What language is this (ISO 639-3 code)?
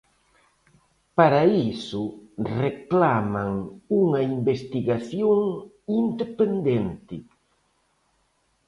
glg